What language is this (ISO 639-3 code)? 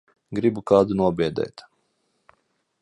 lav